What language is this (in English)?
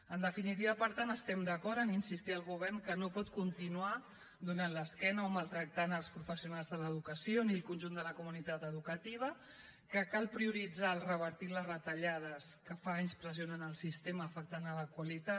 Catalan